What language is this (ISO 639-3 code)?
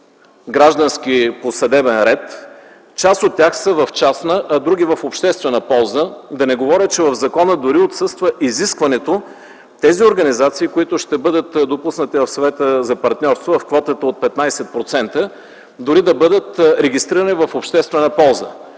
bul